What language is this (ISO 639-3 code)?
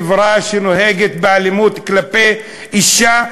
heb